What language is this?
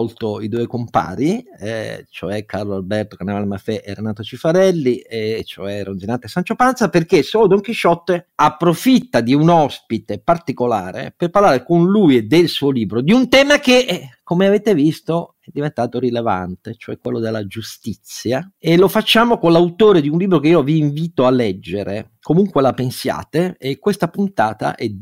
Italian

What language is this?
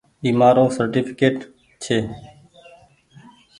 Goaria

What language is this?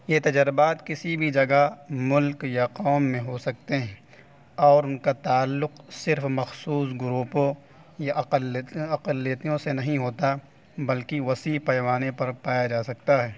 Urdu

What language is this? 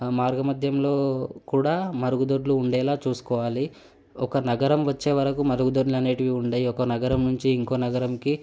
Telugu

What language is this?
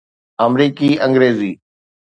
Sindhi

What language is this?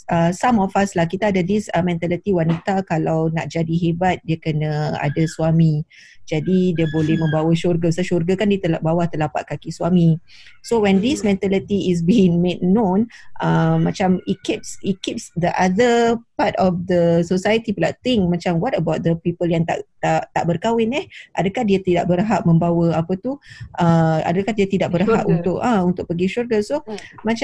Malay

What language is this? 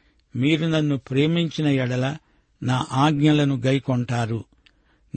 Telugu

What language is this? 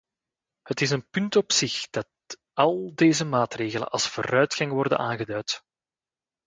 Dutch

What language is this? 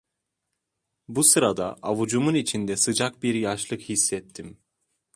Turkish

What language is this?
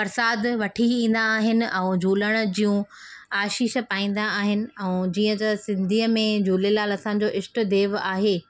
Sindhi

